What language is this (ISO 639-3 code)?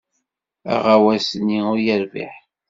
kab